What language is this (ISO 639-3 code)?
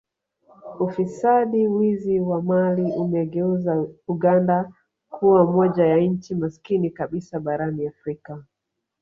swa